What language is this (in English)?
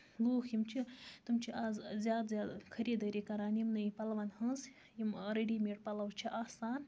Kashmiri